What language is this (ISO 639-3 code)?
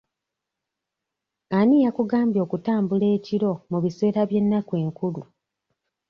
lug